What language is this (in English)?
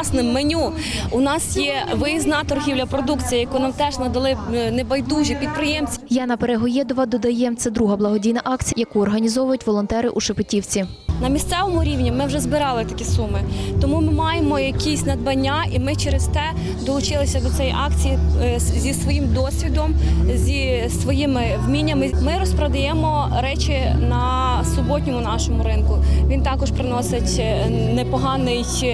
Ukrainian